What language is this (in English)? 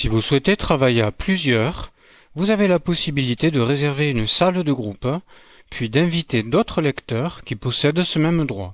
French